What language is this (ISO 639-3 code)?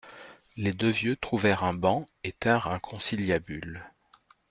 fra